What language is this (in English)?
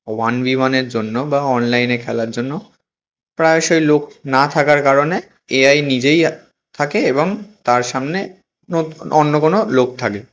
Bangla